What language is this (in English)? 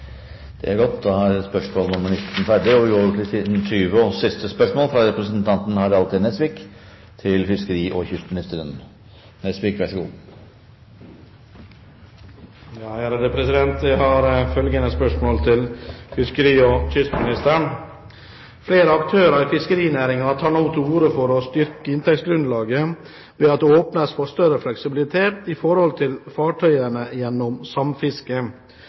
Norwegian